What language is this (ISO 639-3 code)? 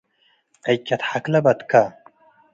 tig